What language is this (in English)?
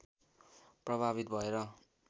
Nepali